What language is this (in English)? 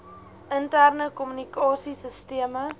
Afrikaans